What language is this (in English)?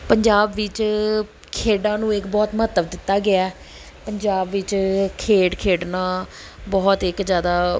Punjabi